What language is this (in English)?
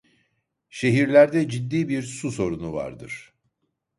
Turkish